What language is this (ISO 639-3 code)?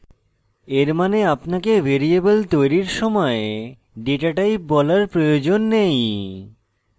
ben